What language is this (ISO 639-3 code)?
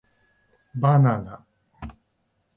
jpn